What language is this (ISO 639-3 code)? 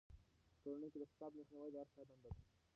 pus